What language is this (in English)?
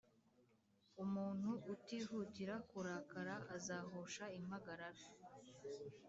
Kinyarwanda